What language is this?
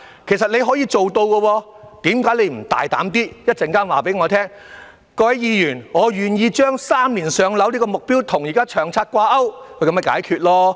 Cantonese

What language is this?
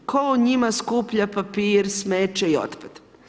Croatian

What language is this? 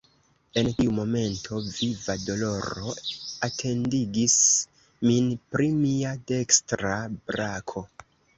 Esperanto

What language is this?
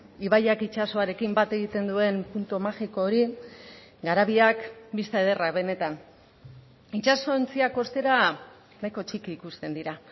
Basque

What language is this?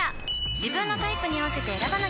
Japanese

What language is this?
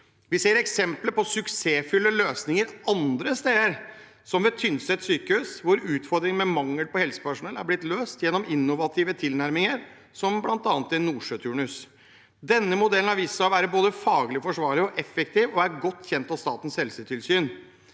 Norwegian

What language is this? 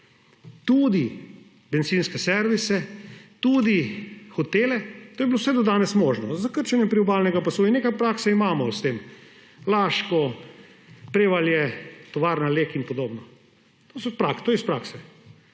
Slovenian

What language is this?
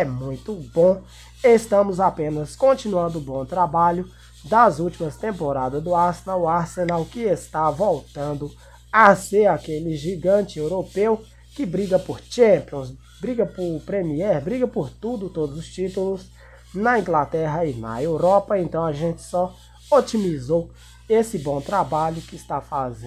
Portuguese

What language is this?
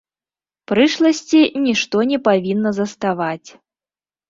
Belarusian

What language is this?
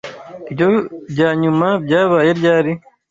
Kinyarwanda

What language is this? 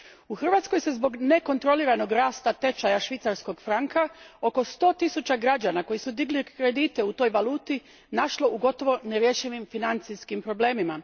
Croatian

